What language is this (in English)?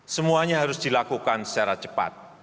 Indonesian